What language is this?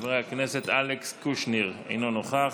Hebrew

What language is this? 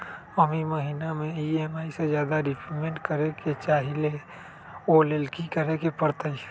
Magahi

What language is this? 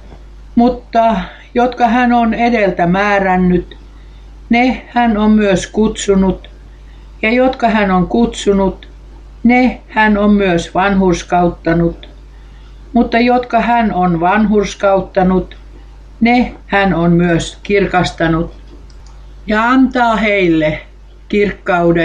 Finnish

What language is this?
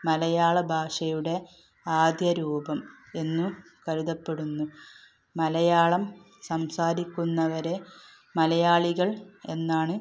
Malayalam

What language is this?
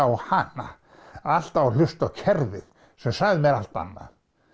Icelandic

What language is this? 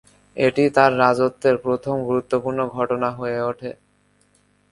Bangla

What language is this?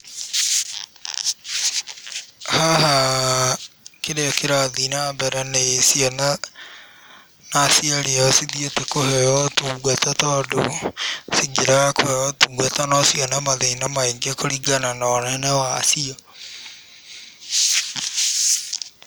Kikuyu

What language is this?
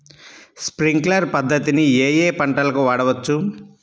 Telugu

